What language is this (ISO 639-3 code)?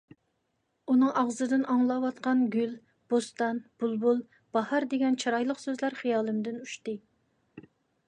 uig